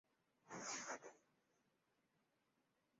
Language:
Chinese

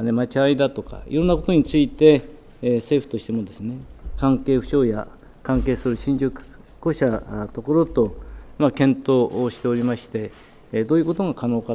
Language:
Japanese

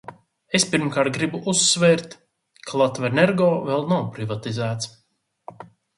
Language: Latvian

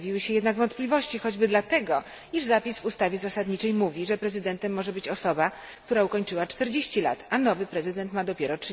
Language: Polish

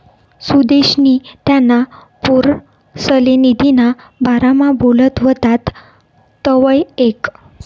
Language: Marathi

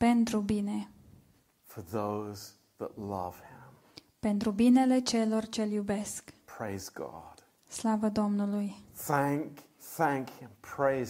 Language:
Romanian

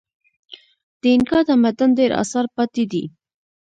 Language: Pashto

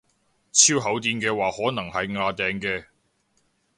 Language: Cantonese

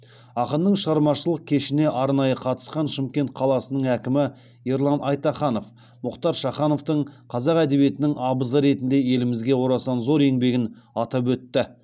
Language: Kazakh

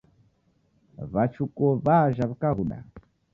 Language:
Taita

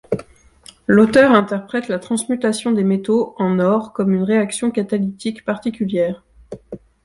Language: French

